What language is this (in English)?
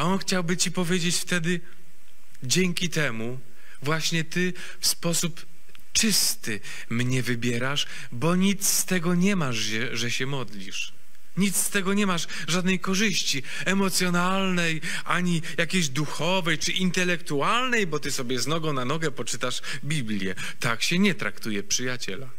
Polish